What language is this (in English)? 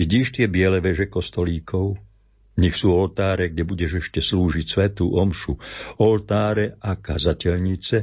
Slovak